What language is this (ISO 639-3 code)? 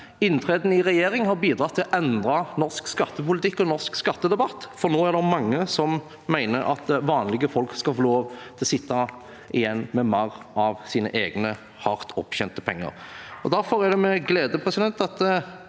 nor